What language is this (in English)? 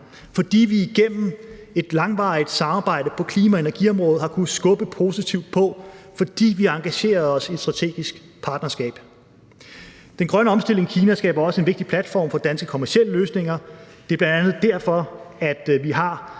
Danish